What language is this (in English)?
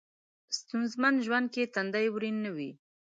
Pashto